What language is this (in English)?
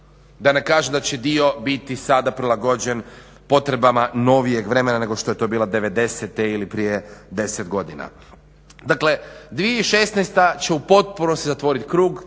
Croatian